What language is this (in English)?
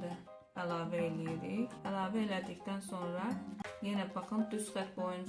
Turkish